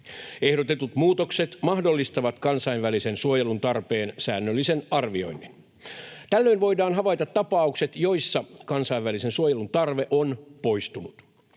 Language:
Finnish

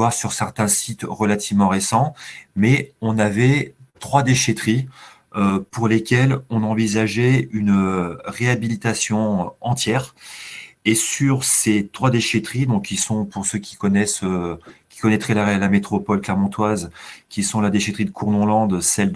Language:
French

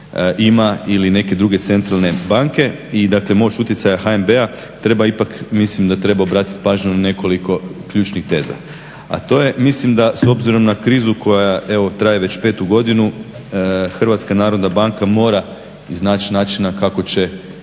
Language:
Croatian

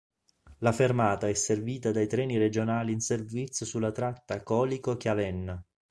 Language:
Italian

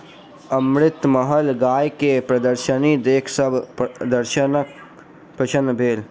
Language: Maithili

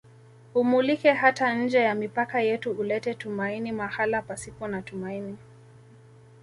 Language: Swahili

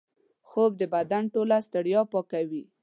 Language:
Pashto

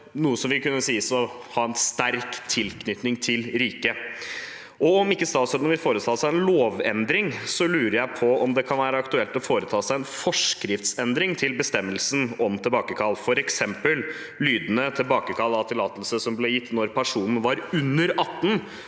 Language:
Norwegian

